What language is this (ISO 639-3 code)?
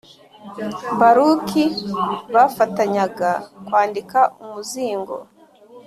kin